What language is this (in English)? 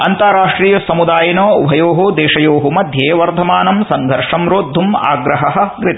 Sanskrit